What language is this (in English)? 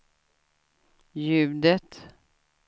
Swedish